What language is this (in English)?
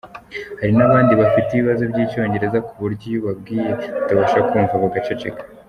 Kinyarwanda